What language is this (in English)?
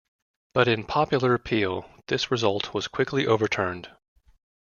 English